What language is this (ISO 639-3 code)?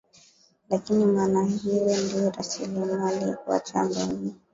swa